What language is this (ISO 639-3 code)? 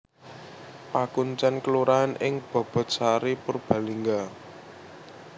jav